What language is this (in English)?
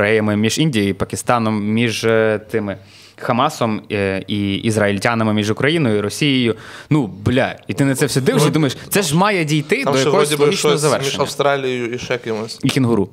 Ukrainian